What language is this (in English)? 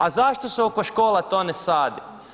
Croatian